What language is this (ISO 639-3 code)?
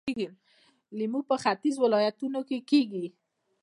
pus